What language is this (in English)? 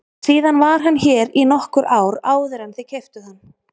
Icelandic